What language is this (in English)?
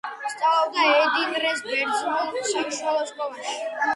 Georgian